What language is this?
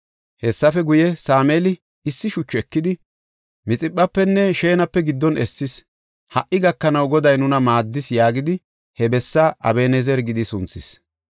Gofa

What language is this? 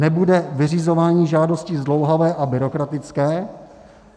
Czech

